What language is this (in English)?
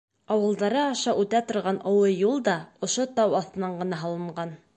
Bashkir